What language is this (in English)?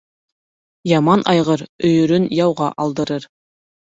Bashkir